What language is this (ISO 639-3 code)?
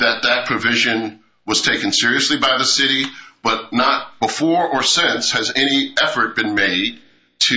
eng